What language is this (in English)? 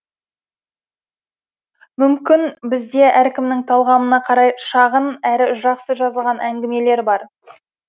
Kazakh